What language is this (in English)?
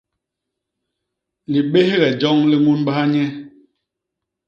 Basaa